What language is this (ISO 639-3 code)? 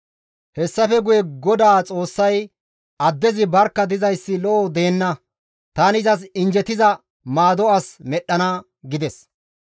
gmv